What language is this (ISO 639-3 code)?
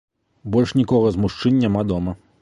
bel